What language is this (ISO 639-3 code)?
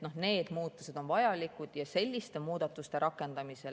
est